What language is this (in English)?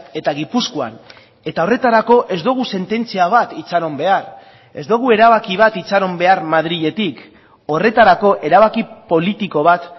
Basque